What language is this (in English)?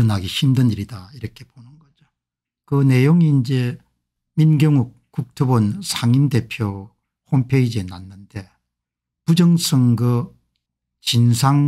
Korean